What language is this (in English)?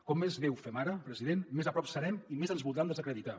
Catalan